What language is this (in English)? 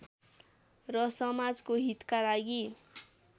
Nepali